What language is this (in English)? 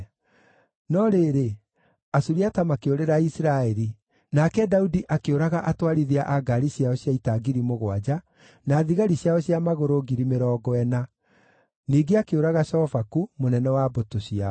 Kikuyu